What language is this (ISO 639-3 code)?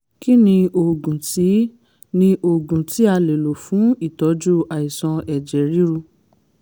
yor